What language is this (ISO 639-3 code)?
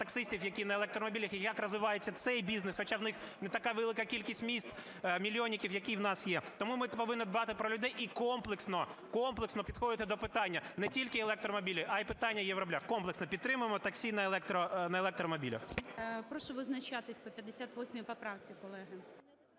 ukr